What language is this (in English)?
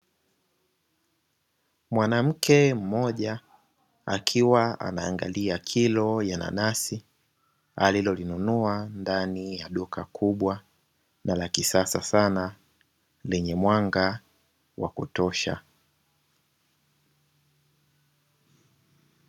Swahili